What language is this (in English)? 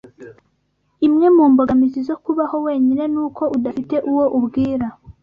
Kinyarwanda